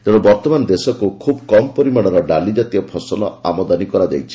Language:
Odia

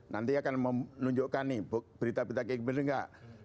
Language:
Indonesian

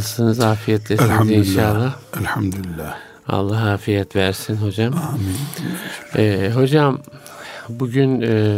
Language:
Turkish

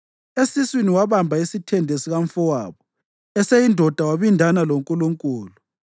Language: North Ndebele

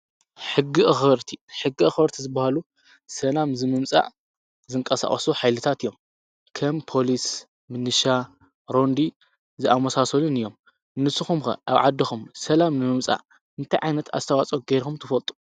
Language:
Tigrinya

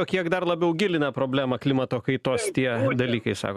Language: Lithuanian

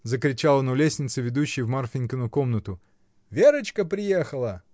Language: Russian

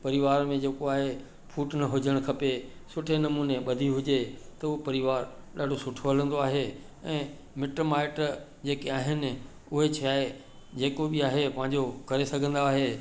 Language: Sindhi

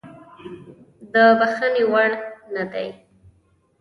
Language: Pashto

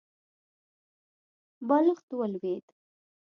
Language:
Pashto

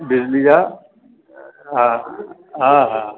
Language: Sindhi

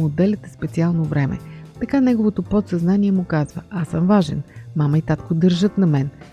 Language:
Bulgarian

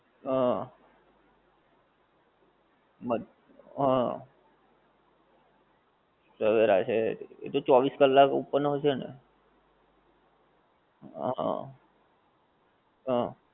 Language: Gujarati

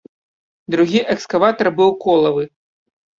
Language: Belarusian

